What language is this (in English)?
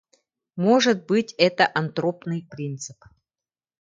Yakut